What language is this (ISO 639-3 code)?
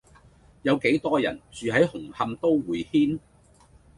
yue